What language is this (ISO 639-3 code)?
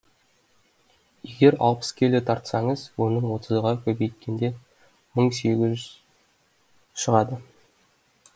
kaz